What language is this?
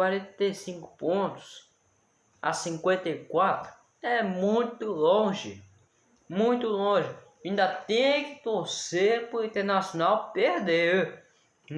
Portuguese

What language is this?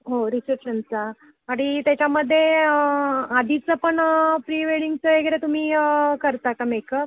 Marathi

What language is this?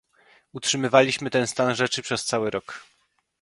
Polish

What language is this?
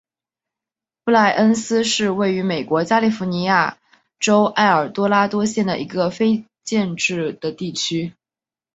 Chinese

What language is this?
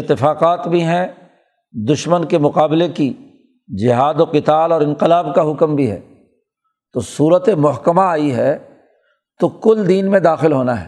Urdu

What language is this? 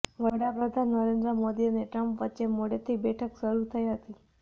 Gujarati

